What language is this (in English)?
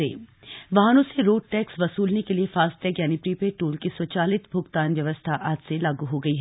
Hindi